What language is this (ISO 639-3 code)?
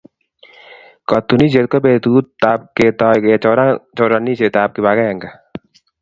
kln